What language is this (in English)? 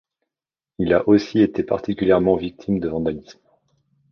French